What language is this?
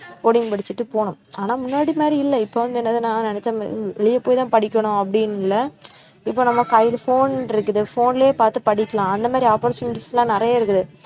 Tamil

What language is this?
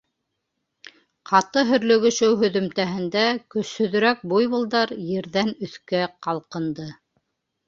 Bashkir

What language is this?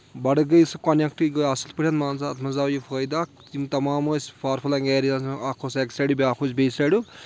Kashmiri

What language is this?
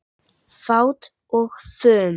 Icelandic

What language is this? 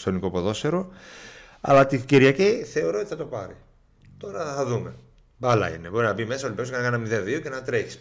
Greek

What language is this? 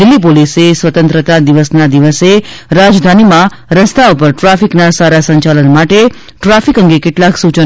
Gujarati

